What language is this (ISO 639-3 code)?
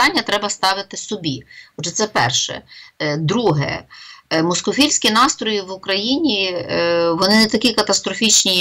ukr